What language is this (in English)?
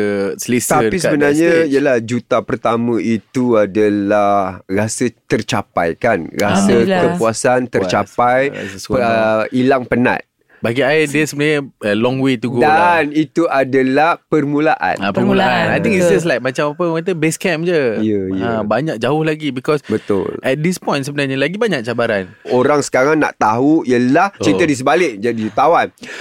Malay